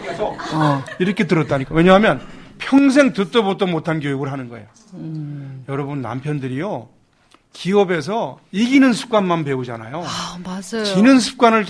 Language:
Korean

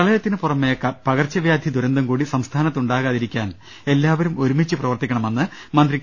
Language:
Malayalam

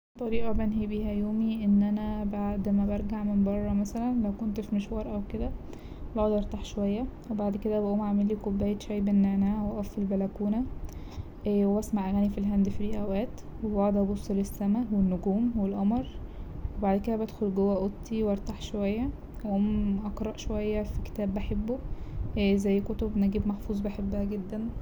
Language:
Egyptian Arabic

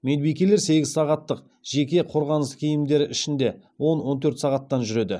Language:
Kazakh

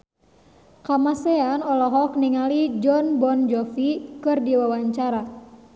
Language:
Sundanese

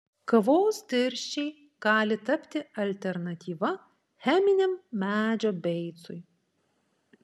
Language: Lithuanian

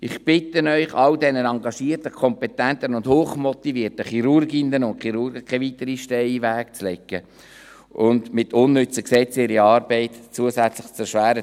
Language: Swiss German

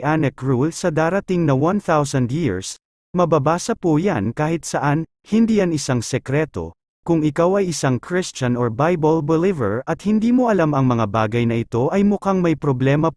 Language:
Filipino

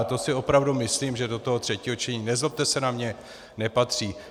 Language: Czech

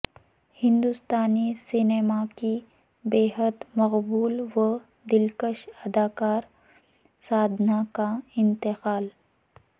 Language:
Urdu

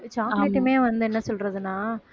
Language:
Tamil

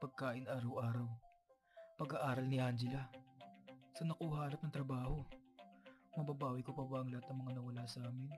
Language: Filipino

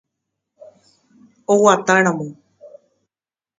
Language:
Guarani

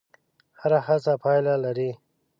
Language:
Pashto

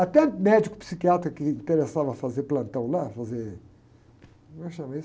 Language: Portuguese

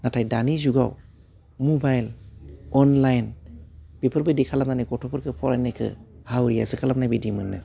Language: Bodo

